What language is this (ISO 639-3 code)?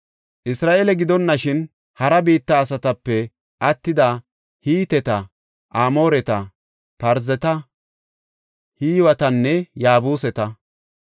gof